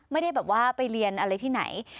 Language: Thai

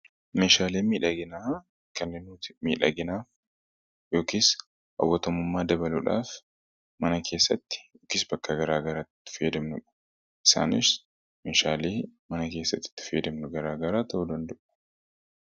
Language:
Oromo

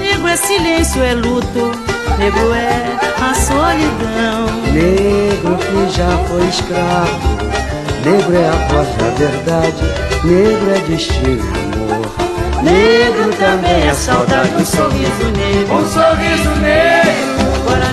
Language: Portuguese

